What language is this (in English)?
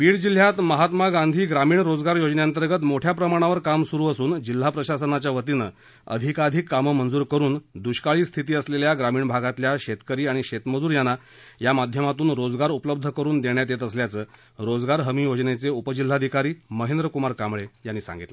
Marathi